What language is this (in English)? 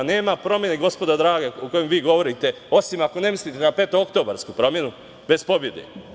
Serbian